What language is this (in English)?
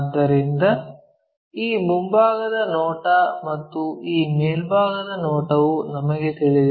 Kannada